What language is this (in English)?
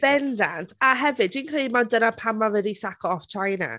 Welsh